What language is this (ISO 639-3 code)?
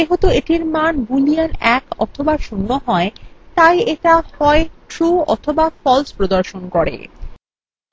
ben